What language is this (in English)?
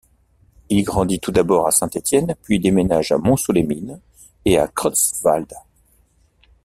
French